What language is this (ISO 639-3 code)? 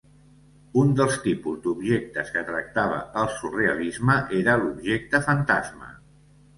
cat